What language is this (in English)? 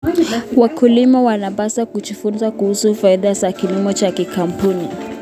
Kalenjin